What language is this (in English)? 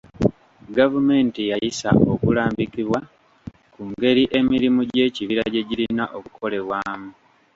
Ganda